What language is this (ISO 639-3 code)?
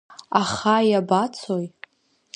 abk